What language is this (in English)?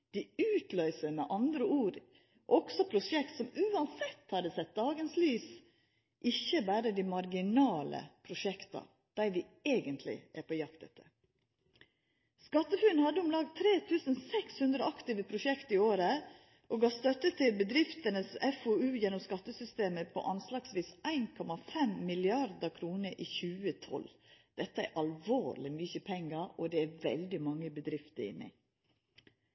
Norwegian Nynorsk